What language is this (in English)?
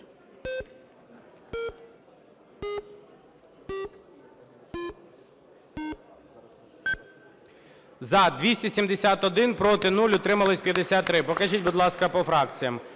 Ukrainian